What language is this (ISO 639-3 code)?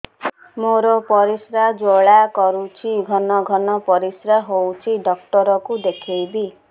ori